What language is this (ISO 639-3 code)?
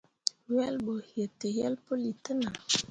mua